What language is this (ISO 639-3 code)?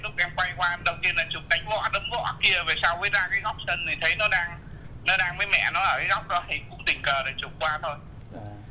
vie